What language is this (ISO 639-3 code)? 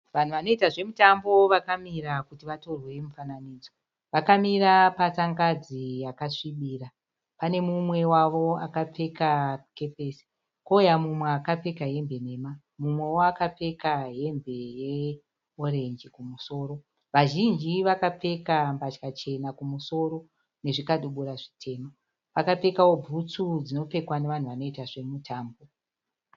sna